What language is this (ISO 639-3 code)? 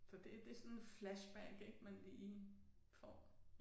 dan